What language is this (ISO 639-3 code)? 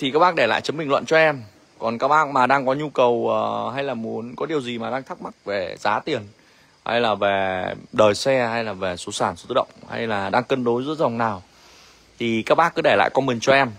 vie